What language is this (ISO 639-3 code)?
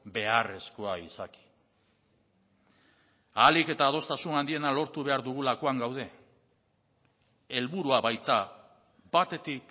eus